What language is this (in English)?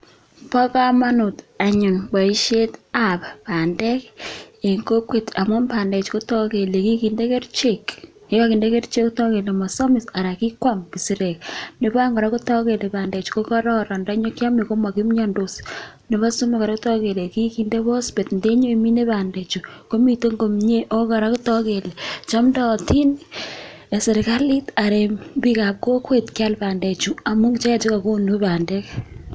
Kalenjin